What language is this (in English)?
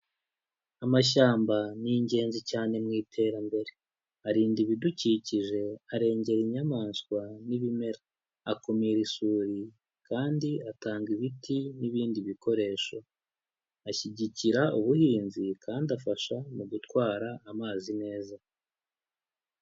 Kinyarwanda